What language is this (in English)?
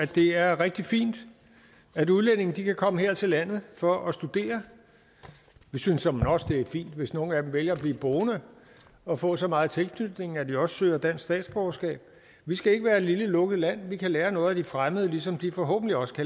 Danish